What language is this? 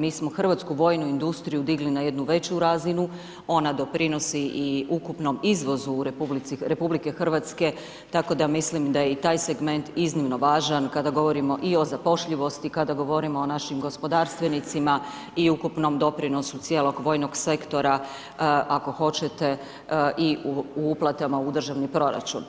Croatian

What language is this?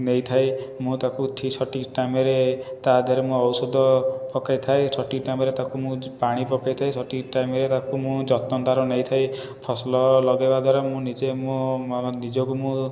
Odia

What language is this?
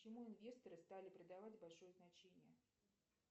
Russian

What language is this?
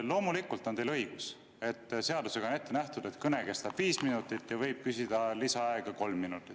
Estonian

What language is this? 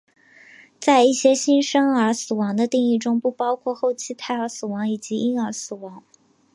Chinese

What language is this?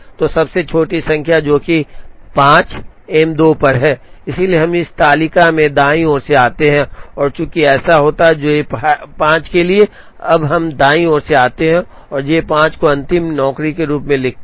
Hindi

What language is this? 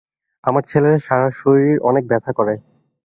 Bangla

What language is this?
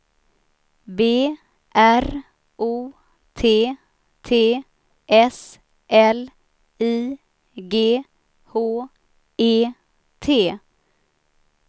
Swedish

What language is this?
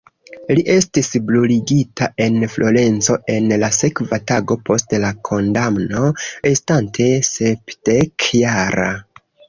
Esperanto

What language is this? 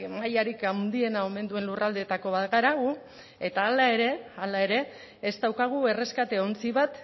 Basque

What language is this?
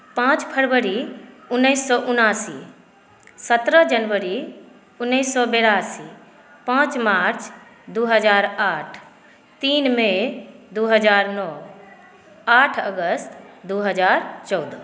Maithili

